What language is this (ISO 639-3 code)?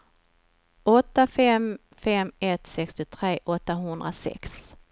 swe